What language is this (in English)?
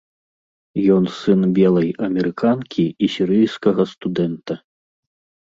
Belarusian